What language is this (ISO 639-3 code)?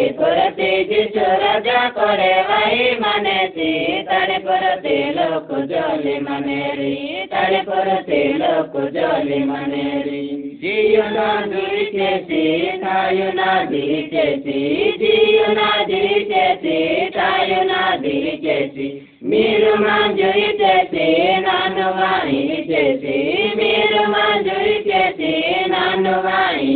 hin